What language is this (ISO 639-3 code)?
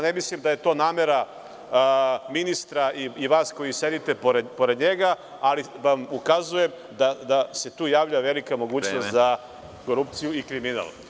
srp